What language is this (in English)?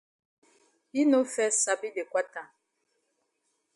Cameroon Pidgin